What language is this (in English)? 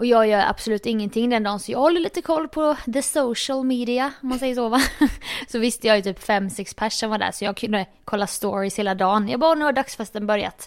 Swedish